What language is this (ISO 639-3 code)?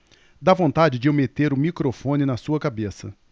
por